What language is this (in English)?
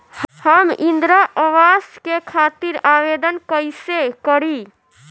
Bhojpuri